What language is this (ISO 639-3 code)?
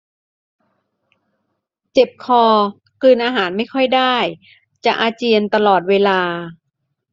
tha